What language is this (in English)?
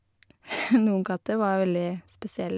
Norwegian